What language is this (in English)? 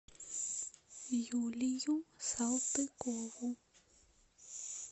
Russian